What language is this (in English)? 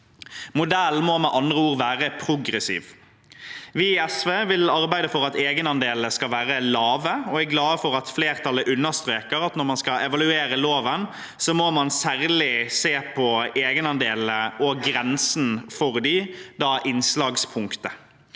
Norwegian